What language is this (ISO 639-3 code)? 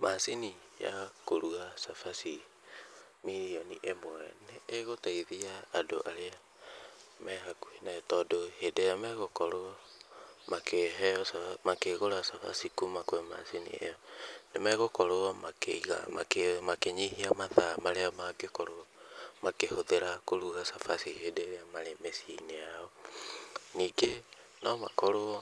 kik